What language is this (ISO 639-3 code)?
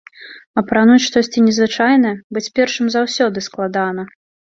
bel